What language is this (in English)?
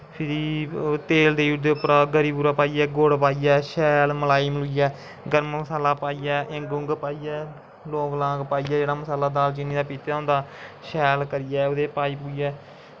Dogri